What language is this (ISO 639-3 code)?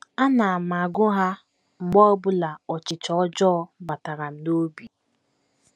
ibo